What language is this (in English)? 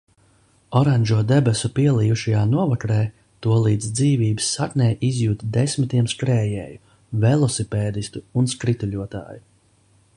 Latvian